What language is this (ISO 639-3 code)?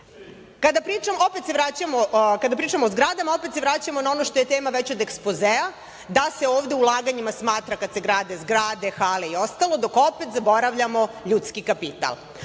srp